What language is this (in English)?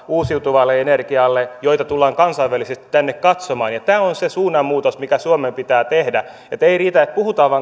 Finnish